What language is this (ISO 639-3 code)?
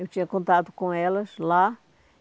por